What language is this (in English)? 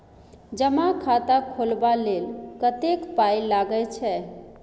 Maithili